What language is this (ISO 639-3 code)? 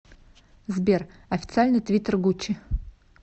rus